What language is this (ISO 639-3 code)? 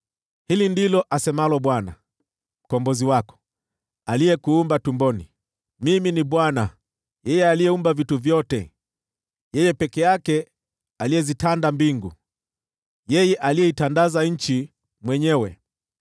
swa